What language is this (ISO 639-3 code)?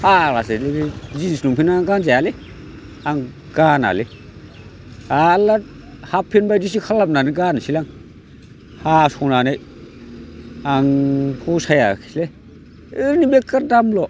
brx